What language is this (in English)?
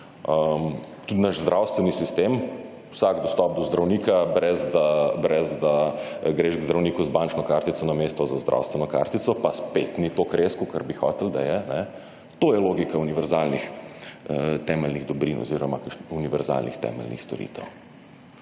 Slovenian